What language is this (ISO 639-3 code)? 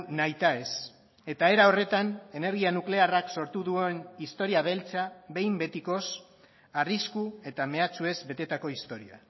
eus